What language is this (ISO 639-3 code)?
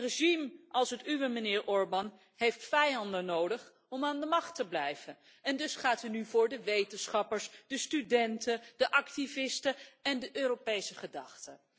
nld